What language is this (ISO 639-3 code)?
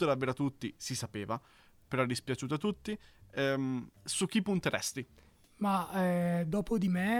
ita